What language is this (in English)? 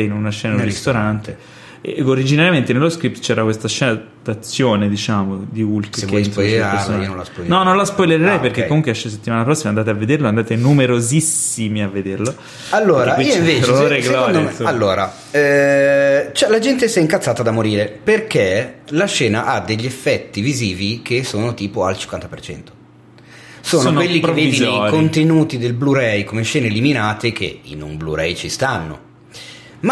Italian